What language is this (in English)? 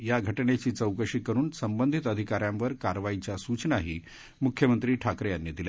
Marathi